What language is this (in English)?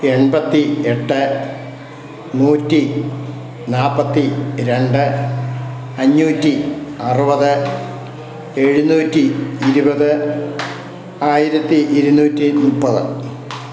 Malayalam